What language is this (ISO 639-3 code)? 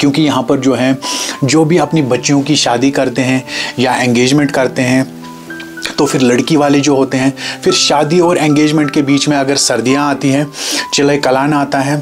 hin